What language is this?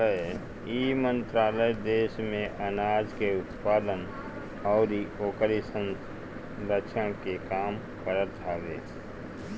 Bhojpuri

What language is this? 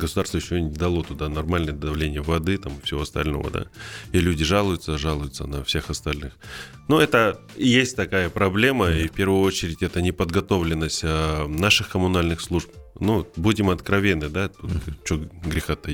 Russian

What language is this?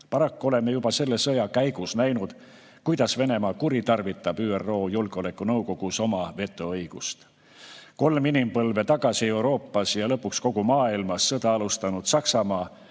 Estonian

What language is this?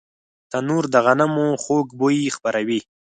Pashto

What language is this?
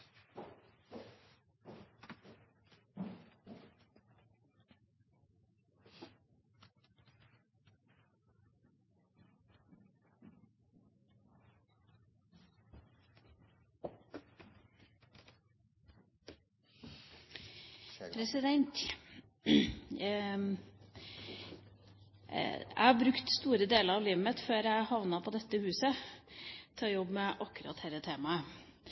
Norwegian Bokmål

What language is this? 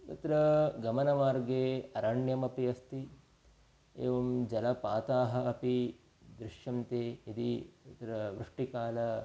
Sanskrit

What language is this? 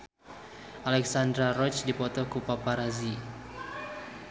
Sundanese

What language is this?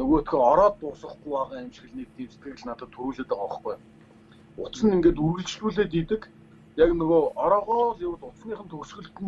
Turkish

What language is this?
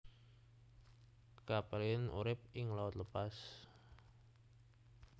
Javanese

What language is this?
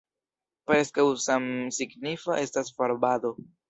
Esperanto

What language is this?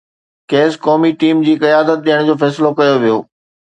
Sindhi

